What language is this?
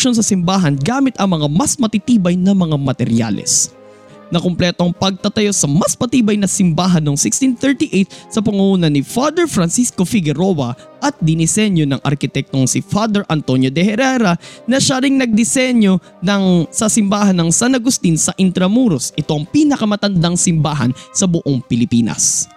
Filipino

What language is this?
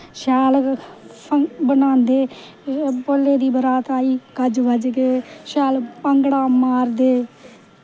Dogri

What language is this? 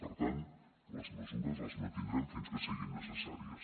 Catalan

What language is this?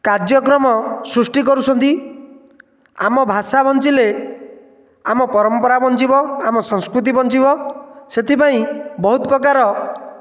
Odia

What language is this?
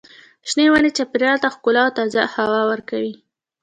Pashto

